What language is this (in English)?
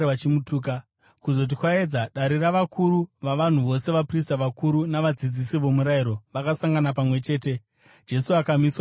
Shona